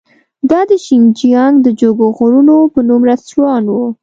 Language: Pashto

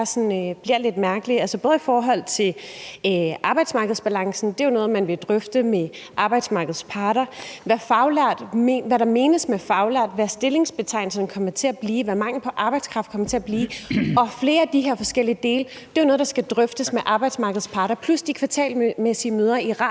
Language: Danish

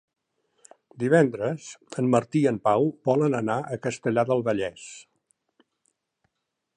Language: Catalan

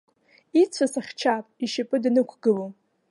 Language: Abkhazian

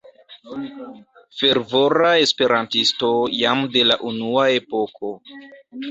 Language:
Esperanto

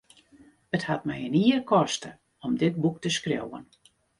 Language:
Western Frisian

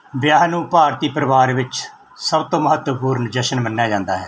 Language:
Punjabi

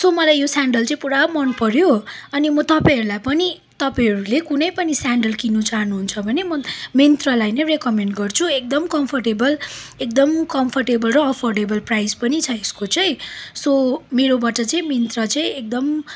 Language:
Nepali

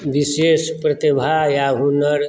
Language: Maithili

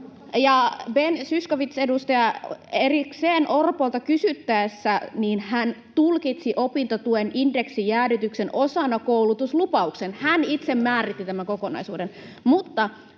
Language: Finnish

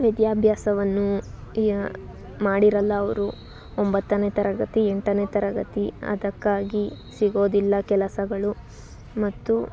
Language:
Kannada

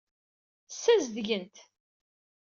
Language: Kabyle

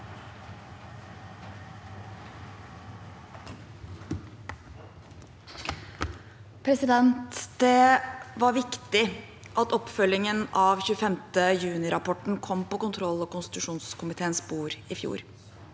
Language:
Norwegian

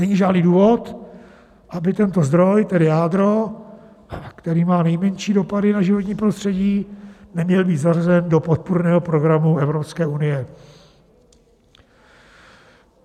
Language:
Czech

